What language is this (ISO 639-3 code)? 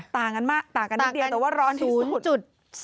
tha